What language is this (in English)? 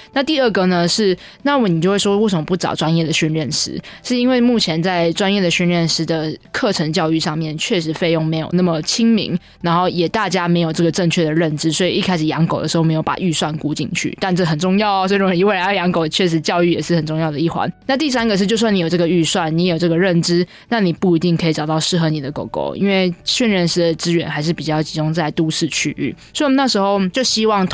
Chinese